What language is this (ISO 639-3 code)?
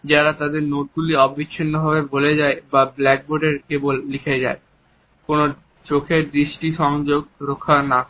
ben